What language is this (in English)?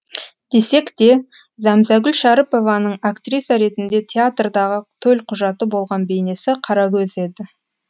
Kazakh